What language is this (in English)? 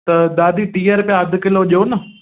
Sindhi